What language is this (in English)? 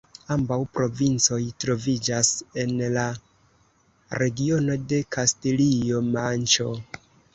Esperanto